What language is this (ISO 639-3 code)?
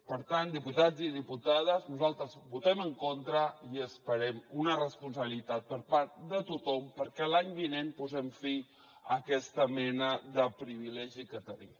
cat